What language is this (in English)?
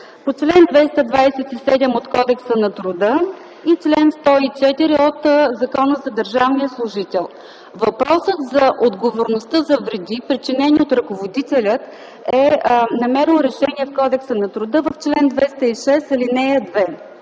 Bulgarian